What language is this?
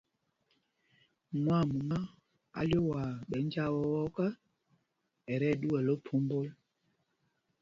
Mpumpong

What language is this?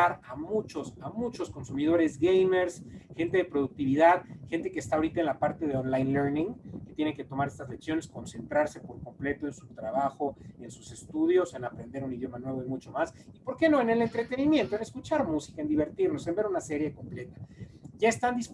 Spanish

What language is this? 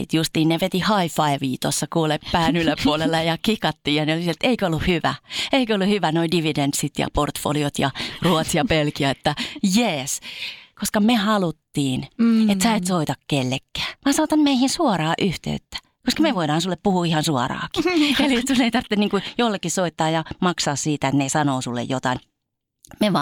Finnish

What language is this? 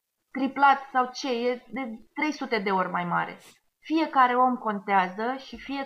Romanian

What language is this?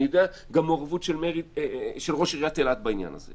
Hebrew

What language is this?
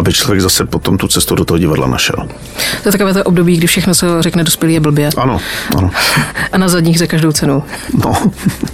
Czech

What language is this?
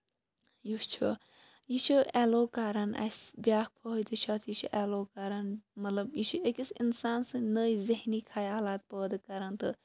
Kashmiri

